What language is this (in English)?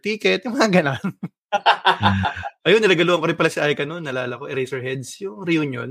Filipino